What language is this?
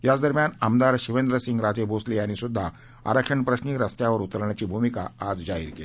Marathi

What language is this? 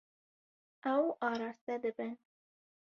Kurdish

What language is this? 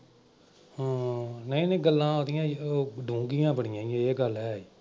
Punjabi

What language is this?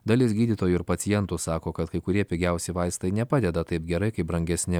Lithuanian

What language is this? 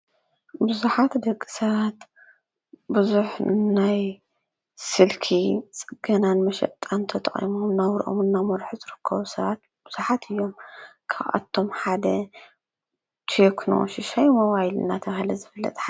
Tigrinya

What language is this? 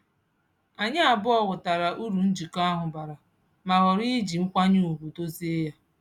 Igbo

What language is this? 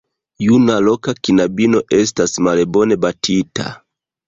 Esperanto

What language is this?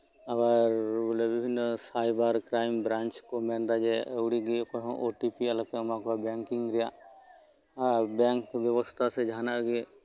Santali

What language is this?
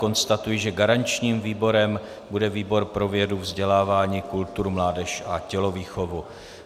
Czech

